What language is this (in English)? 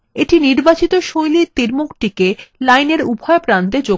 Bangla